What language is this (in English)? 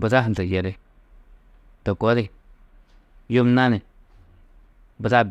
Tedaga